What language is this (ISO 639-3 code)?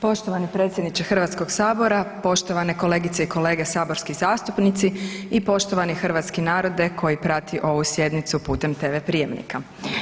hrv